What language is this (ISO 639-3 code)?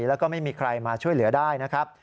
tha